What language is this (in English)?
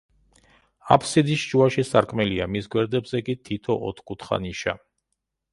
Georgian